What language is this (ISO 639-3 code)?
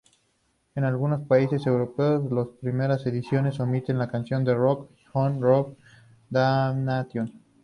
spa